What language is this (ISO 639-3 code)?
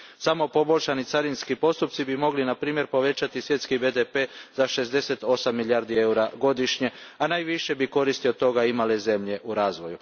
hrv